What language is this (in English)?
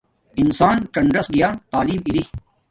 Domaaki